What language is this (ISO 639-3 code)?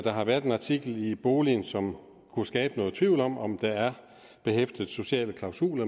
dan